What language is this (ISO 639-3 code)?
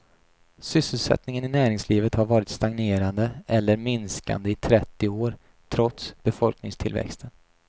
swe